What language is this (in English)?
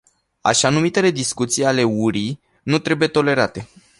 Romanian